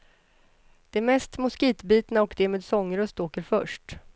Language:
Swedish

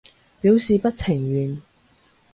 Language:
Cantonese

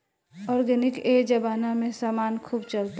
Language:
Bhojpuri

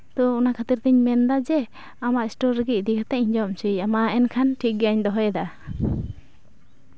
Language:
Santali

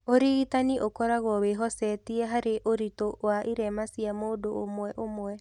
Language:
Kikuyu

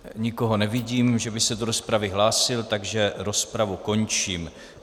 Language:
Czech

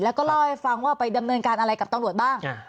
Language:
Thai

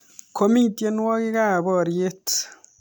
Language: Kalenjin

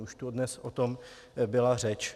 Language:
Czech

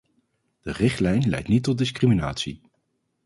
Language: Dutch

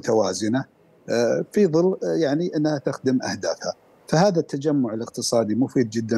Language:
Arabic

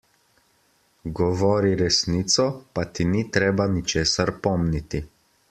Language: Slovenian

